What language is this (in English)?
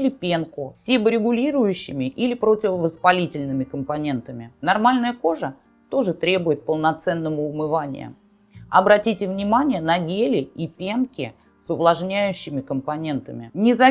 Russian